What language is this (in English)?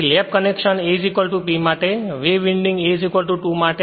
Gujarati